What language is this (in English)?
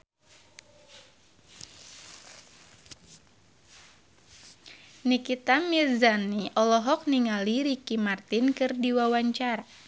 Sundanese